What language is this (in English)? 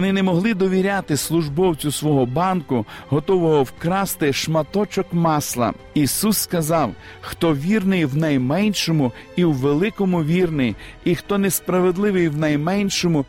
Ukrainian